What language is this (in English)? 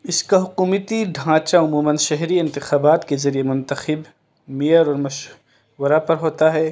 Urdu